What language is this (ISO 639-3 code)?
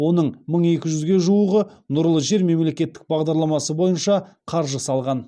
kaz